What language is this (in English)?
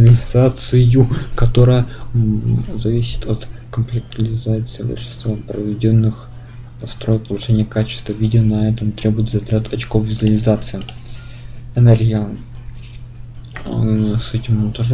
Russian